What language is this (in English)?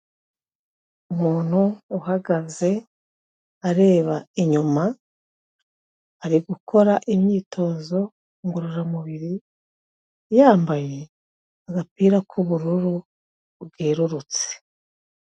Kinyarwanda